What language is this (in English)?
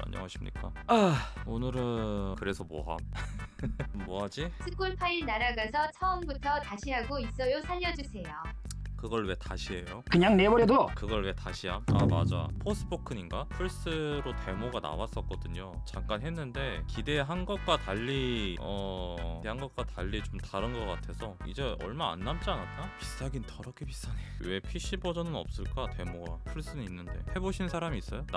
Korean